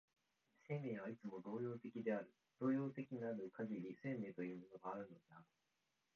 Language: Japanese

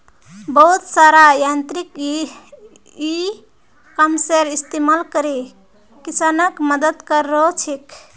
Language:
Magahi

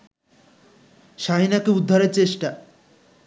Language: Bangla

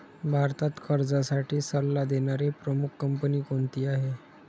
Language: Marathi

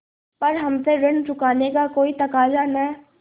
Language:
Hindi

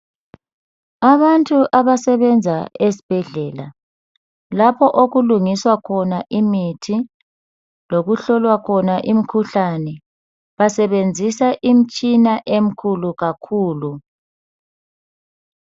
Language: North Ndebele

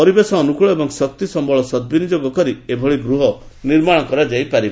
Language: Odia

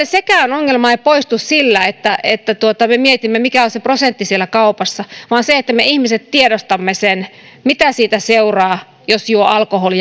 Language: Finnish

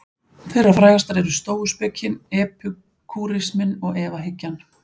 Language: Icelandic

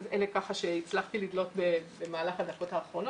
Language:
Hebrew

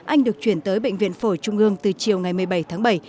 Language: Vietnamese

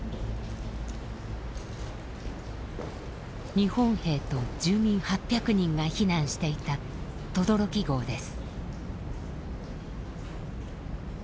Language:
Japanese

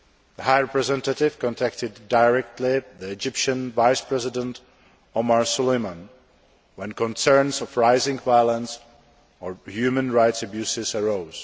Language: English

